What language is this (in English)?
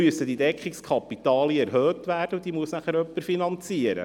Swiss German